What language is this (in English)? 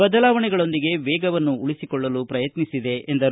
Kannada